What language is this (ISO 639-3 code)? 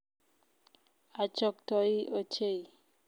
kln